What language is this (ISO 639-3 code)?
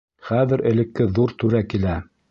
bak